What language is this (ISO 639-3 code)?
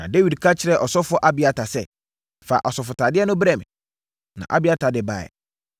aka